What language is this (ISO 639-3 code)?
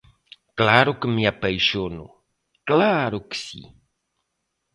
glg